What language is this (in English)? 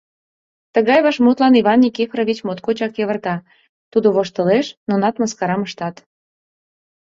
Mari